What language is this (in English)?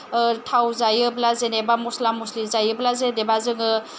Bodo